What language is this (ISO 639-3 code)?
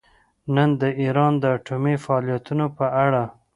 pus